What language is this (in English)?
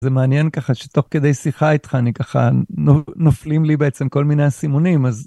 Hebrew